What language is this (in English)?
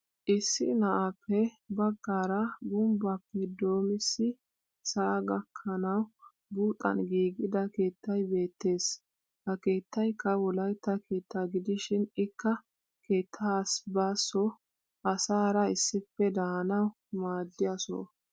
Wolaytta